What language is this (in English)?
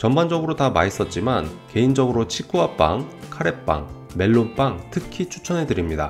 Korean